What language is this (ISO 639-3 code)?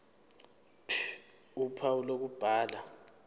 zul